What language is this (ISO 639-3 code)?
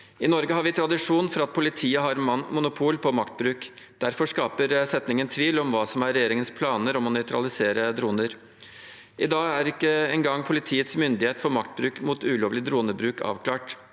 nor